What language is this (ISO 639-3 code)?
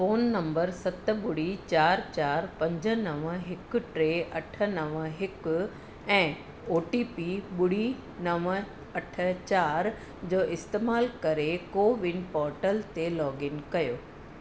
snd